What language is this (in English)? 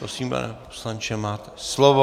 Czech